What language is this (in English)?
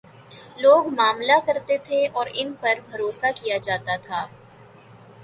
Urdu